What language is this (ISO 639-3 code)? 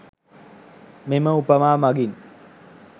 sin